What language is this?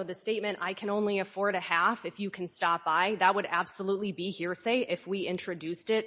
English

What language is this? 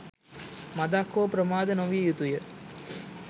Sinhala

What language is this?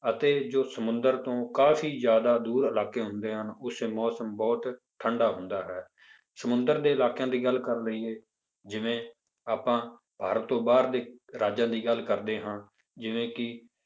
Punjabi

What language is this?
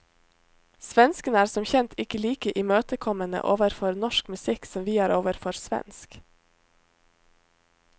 Norwegian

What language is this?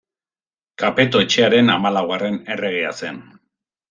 Basque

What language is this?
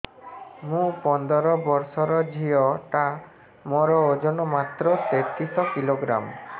Odia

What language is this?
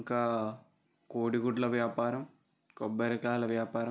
Telugu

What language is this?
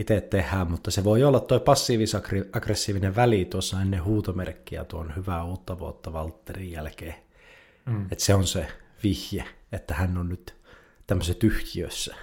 Finnish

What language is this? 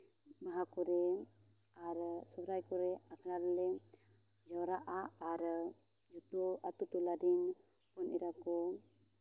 Santali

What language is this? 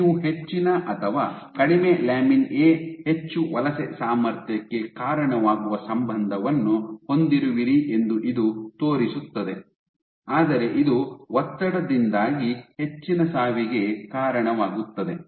Kannada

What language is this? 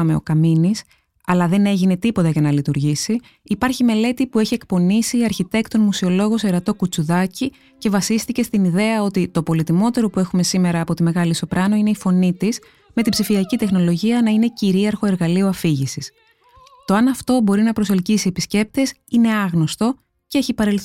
Greek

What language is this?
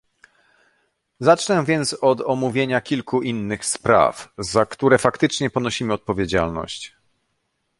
Polish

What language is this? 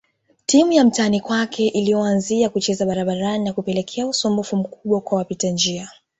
Swahili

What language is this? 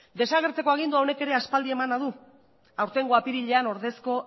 Basque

